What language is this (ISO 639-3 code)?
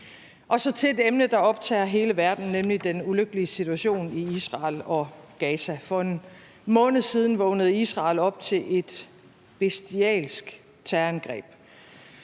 dan